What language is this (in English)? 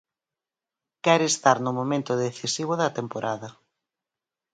Galician